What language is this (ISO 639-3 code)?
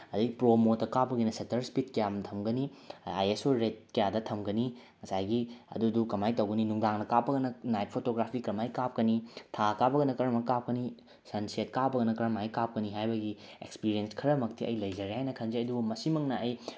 mni